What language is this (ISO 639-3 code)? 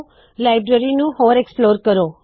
pan